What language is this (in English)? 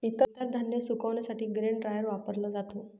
Marathi